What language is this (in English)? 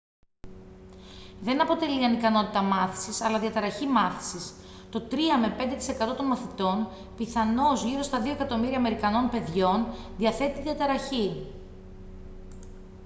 Greek